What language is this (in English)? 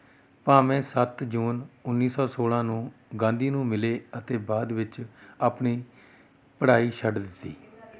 Punjabi